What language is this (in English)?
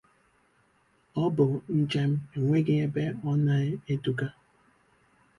Igbo